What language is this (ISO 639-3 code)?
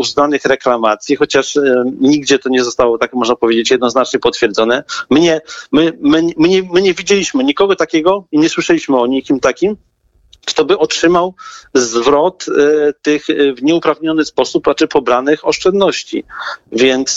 pol